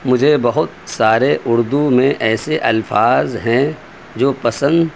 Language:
Urdu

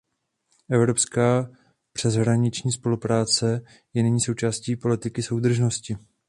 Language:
Czech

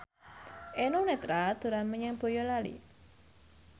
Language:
Javanese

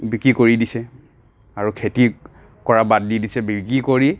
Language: Assamese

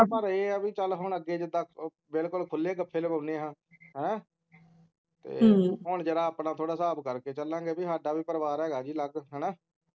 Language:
Punjabi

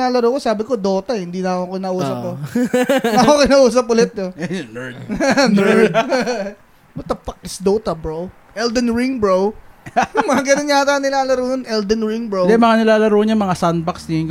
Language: Filipino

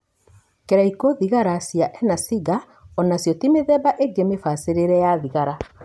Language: Kikuyu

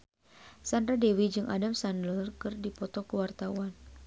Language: Sundanese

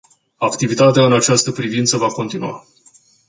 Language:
Romanian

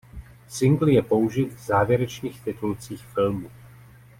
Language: Czech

